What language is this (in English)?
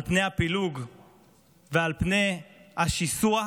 Hebrew